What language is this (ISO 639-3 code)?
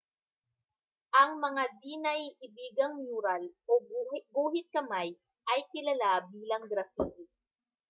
fil